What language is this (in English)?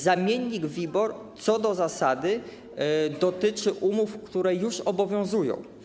Polish